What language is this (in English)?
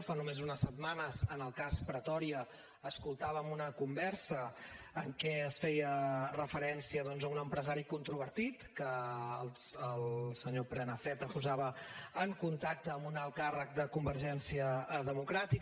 Catalan